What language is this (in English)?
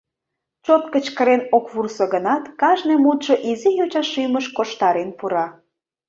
Mari